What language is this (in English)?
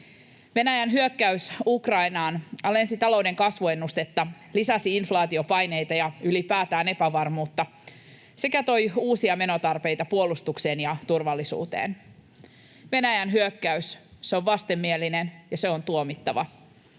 Finnish